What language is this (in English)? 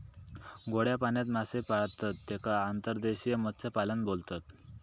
Marathi